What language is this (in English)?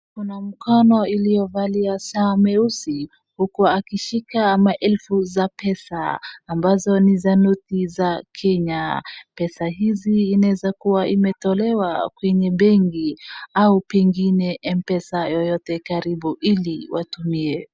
Swahili